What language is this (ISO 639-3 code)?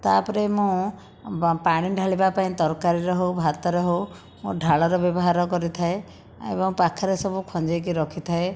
ori